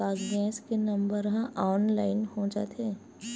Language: Chhattisgarhi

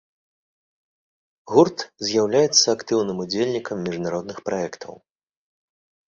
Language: Belarusian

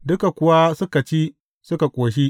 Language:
Hausa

